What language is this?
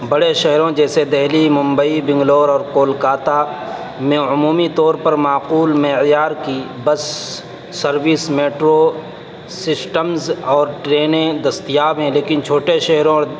Urdu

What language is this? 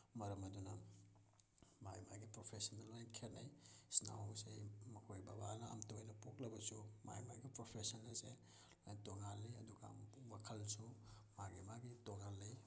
Manipuri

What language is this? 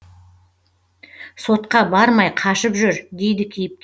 Kazakh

